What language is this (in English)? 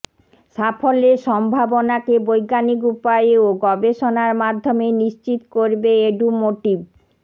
Bangla